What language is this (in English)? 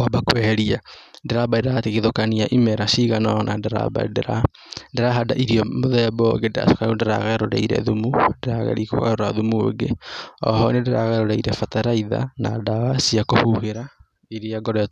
Kikuyu